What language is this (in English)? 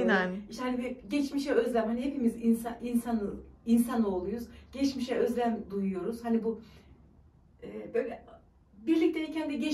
Turkish